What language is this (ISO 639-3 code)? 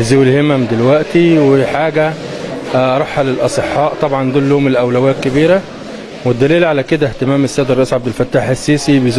ara